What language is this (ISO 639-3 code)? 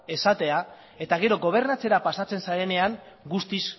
eus